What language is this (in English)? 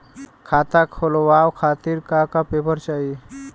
Bhojpuri